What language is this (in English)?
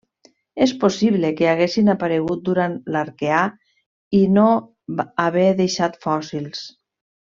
Catalan